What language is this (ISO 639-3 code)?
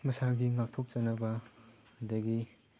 mni